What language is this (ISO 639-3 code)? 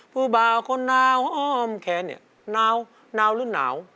tha